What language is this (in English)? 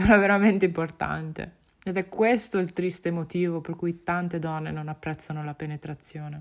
Italian